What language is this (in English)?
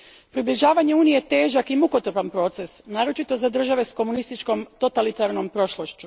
Croatian